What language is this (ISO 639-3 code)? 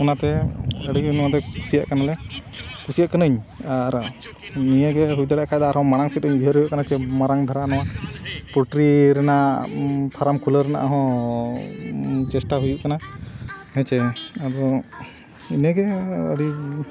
sat